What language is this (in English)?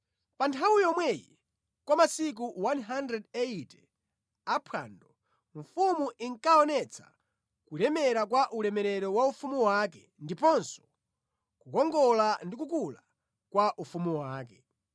Nyanja